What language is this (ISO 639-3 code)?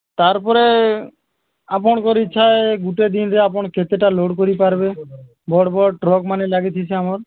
ori